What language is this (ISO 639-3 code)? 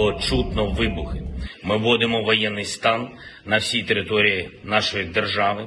ukr